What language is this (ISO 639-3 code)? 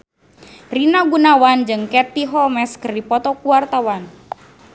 sun